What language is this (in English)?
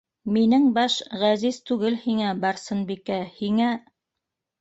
Bashkir